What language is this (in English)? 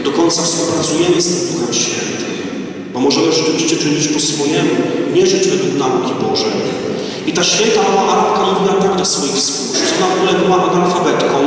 Polish